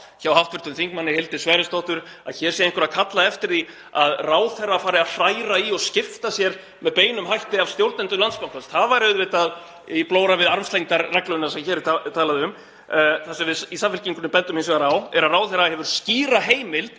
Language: Icelandic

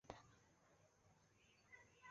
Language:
Chinese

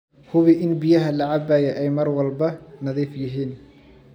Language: Somali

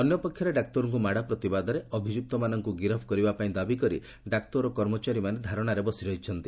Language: Odia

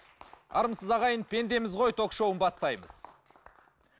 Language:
Kazakh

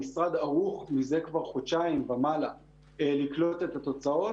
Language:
Hebrew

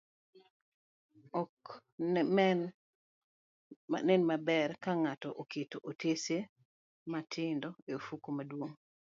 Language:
Luo (Kenya and Tanzania)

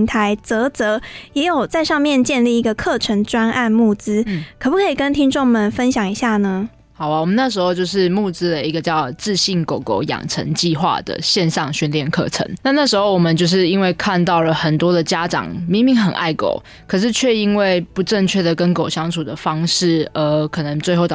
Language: Chinese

